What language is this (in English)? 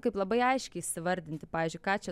Lithuanian